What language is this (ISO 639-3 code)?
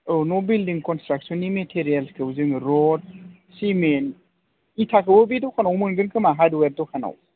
brx